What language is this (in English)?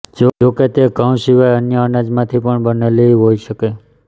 Gujarati